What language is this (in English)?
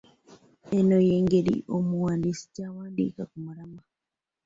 Ganda